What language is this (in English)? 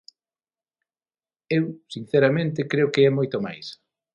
Galician